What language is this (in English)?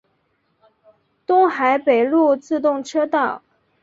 Chinese